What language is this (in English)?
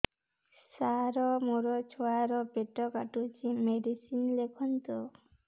Odia